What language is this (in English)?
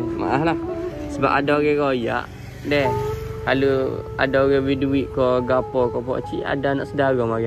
Malay